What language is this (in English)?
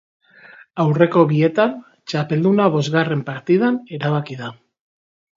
Basque